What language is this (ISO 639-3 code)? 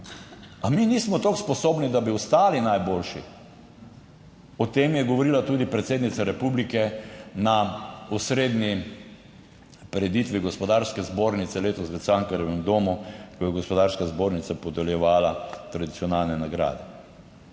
slv